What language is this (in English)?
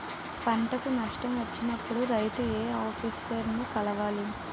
Telugu